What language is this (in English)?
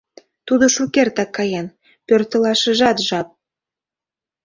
Mari